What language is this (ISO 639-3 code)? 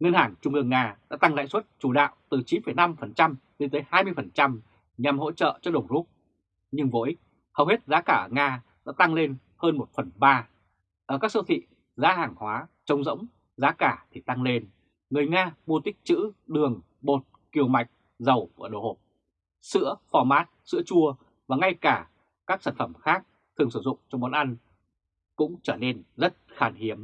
vie